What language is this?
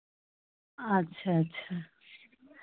Hindi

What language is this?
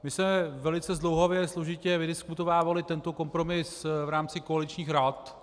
Czech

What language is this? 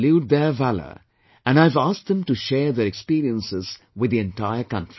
English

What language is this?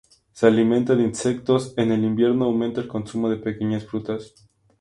Spanish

